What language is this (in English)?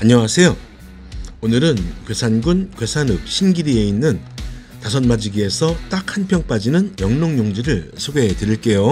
Korean